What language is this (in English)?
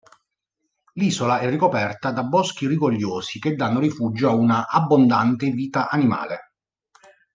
Italian